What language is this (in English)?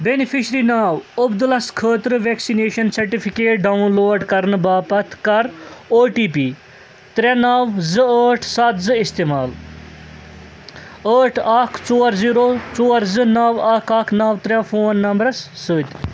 Kashmiri